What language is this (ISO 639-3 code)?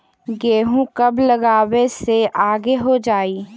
mag